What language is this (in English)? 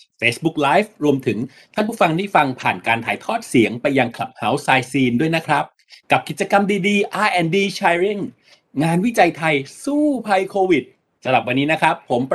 Thai